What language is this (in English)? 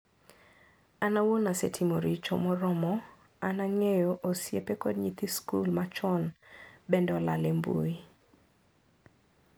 Luo (Kenya and Tanzania)